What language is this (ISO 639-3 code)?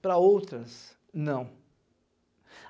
por